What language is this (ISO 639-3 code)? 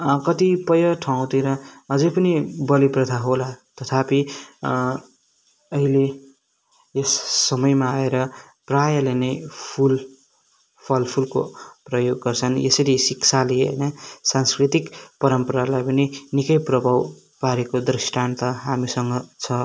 nep